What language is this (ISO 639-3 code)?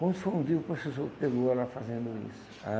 por